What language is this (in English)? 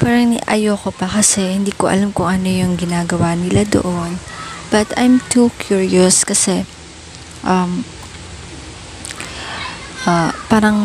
Filipino